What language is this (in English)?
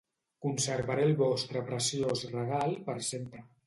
Catalan